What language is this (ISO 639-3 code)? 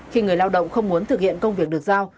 vie